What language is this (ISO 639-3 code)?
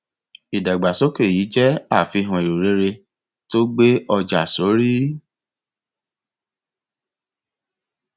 yor